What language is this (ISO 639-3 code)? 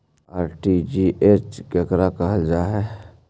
mag